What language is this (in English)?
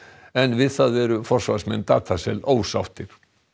Icelandic